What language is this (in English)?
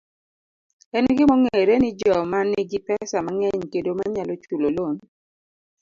Luo (Kenya and Tanzania)